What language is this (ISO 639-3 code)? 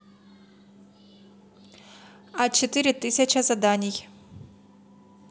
rus